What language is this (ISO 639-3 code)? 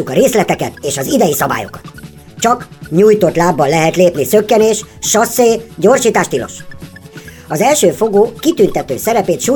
hun